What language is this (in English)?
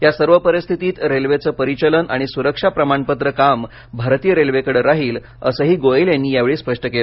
Marathi